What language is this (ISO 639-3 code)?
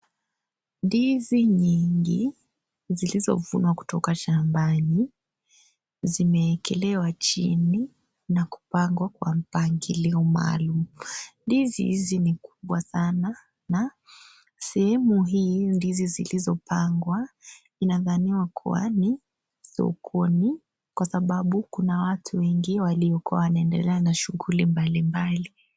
swa